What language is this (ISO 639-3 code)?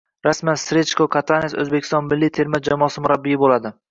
uzb